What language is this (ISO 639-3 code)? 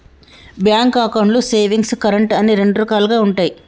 tel